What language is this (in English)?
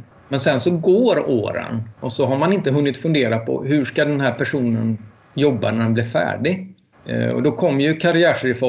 Swedish